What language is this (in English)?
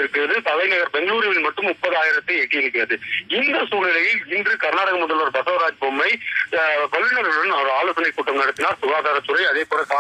Romanian